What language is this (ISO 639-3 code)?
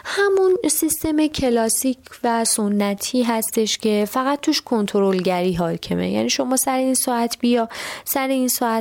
fas